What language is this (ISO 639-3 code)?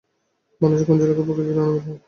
ben